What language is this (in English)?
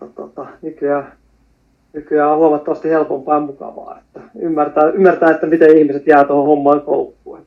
Finnish